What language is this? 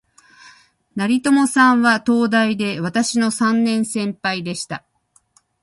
Japanese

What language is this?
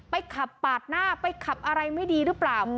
Thai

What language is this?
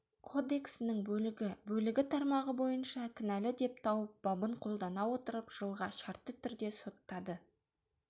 Kazakh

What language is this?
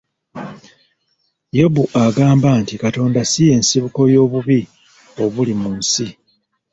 Ganda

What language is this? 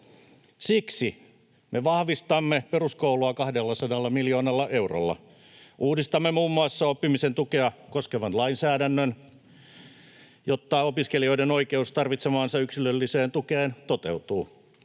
Finnish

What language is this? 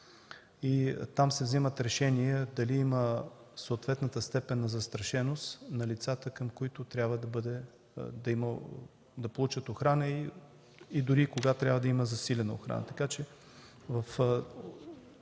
Bulgarian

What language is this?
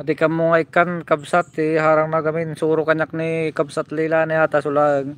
Filipino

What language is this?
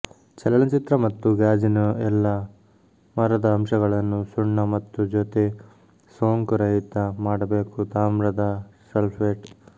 Kannada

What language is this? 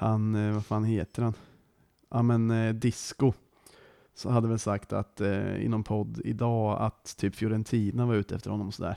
Swedish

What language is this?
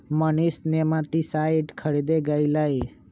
Magahi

